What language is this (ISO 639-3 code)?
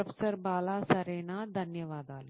tel